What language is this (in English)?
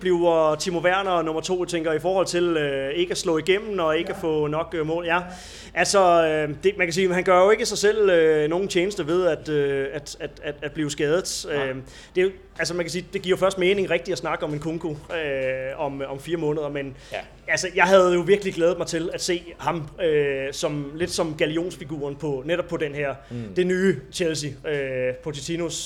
Danish